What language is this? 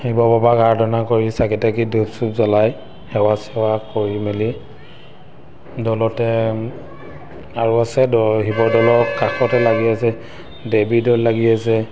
Assamese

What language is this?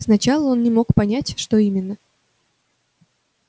Russian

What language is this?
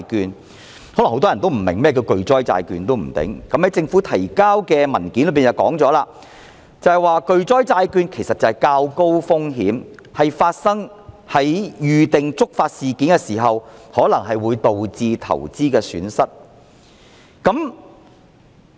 Cantonese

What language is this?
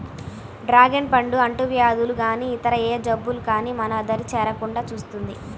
Telugu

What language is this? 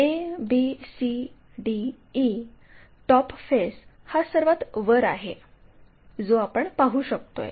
Marathi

